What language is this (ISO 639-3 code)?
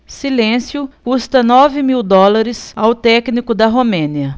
por